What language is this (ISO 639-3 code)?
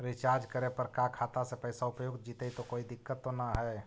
mag